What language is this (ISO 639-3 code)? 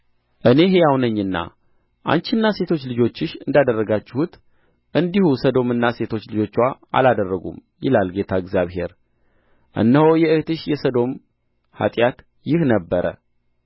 amh